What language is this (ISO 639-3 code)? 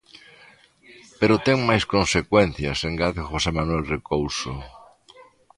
glg